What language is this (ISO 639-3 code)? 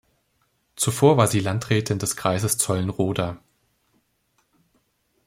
deu